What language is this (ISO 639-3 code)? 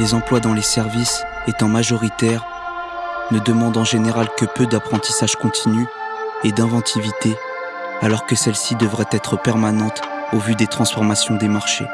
fra